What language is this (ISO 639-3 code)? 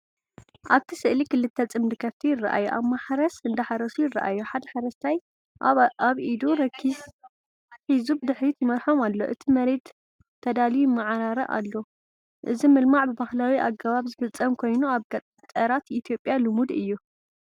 tir